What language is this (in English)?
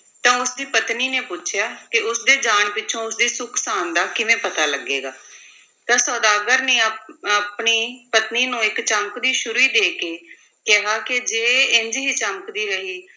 Punjabi